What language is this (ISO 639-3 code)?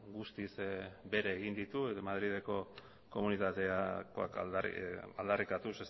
eus